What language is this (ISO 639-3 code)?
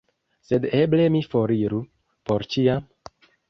epo